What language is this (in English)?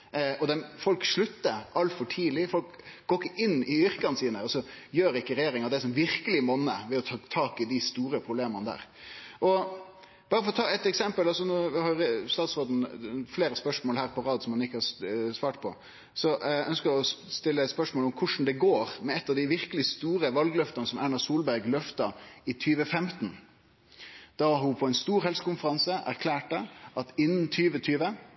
Norwegian Nynorsk